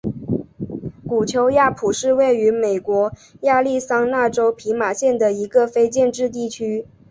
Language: Chinese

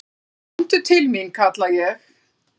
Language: Icelandic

